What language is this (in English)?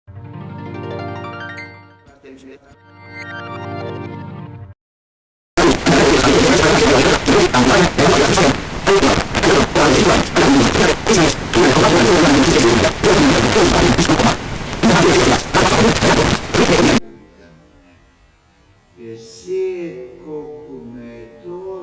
Estonian